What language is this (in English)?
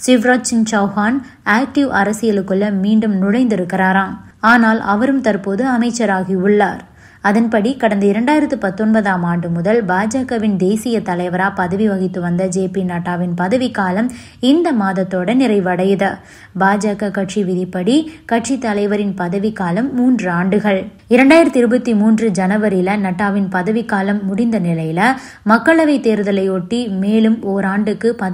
Tamil